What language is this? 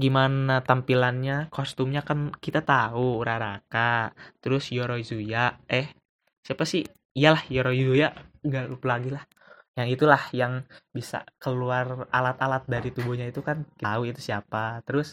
Indonesian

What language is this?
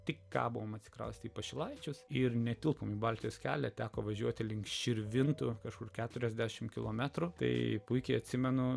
Lithuanian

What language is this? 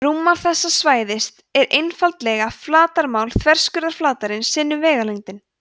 Icelandic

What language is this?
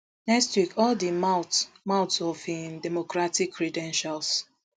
Nigerian Pidgin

